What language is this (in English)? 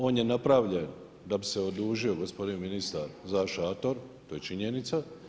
Croatian